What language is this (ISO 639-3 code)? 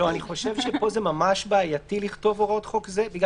heb